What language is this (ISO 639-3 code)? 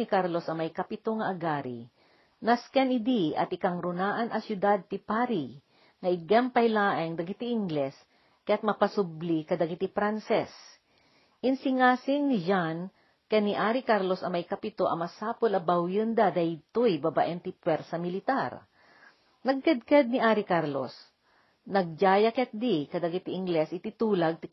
fil